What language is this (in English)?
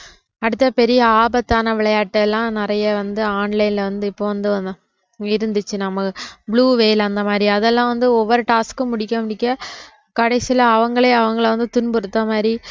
Tamil